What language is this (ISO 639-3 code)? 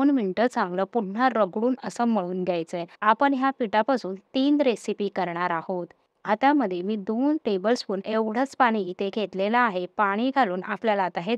mar